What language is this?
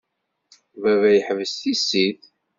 Kabyle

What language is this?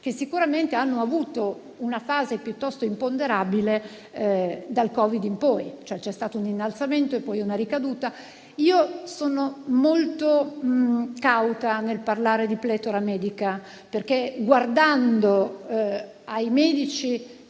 Italian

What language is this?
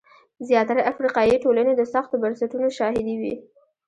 Pashto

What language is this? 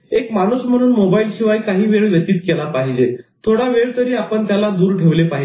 Marathi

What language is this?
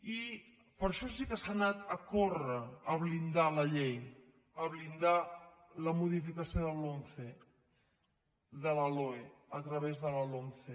Catalan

